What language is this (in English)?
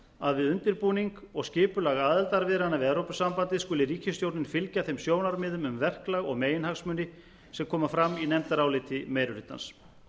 Icelandic